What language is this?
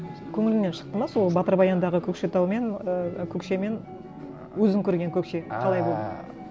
Kazakh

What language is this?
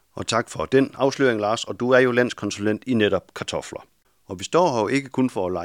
Danish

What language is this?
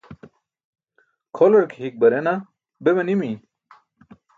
Burushaski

